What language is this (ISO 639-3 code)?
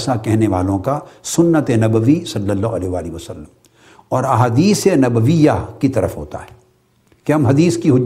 urd